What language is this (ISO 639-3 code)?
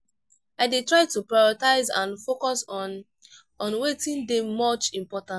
pcm